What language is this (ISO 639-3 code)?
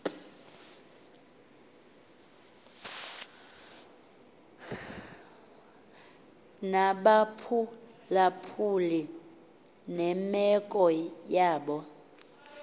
xho